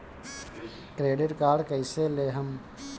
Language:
Bhojpuri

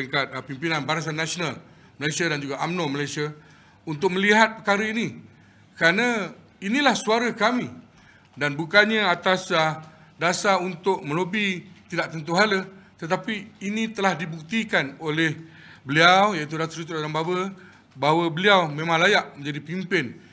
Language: Malay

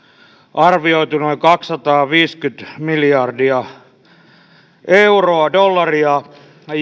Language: Finnish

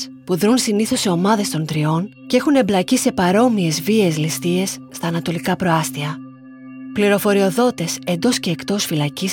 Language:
Greek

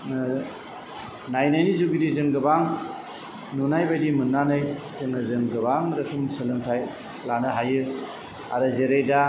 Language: Bodo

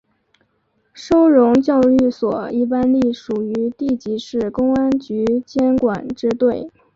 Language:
Chinese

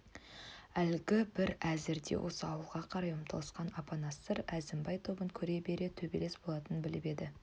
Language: Kazakh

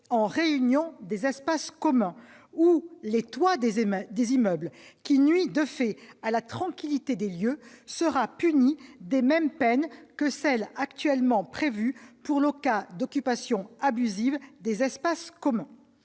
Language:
French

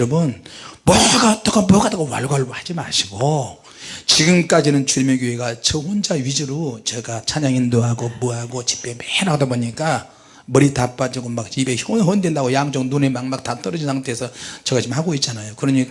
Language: Korean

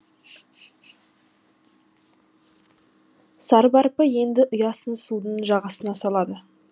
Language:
Kazakh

